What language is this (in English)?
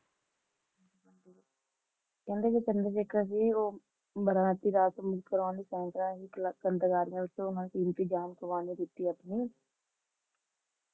Punjabi